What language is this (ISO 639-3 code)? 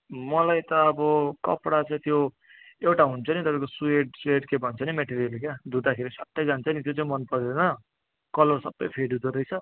nep